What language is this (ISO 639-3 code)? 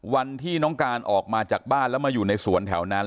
tha